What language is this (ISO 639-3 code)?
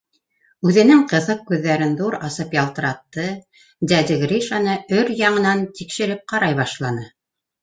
bak